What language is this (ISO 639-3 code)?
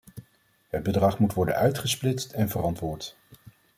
nld